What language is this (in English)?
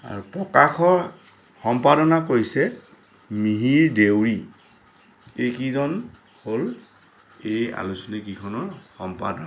Assamese